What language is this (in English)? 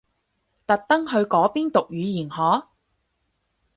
Cantonese